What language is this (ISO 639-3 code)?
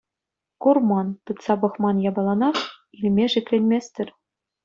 chv